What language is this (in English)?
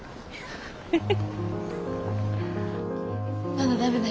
Japanese